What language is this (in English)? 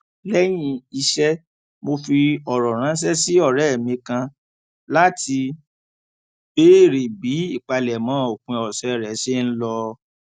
Yoruba